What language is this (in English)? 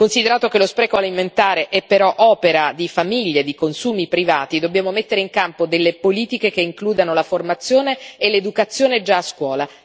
Italian